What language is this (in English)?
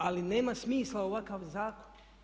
Croatian